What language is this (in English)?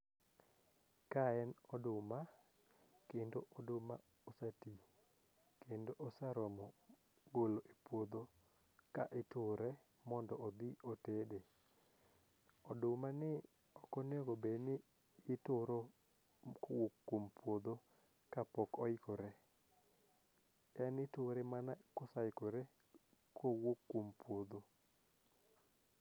Luo (Kenya and Tanzania)